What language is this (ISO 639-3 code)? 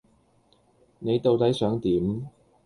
yue